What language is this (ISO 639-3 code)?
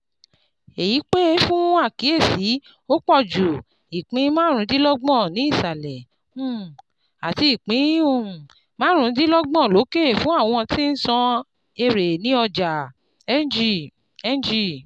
yor